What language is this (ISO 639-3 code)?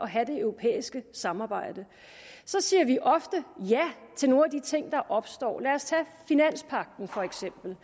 dan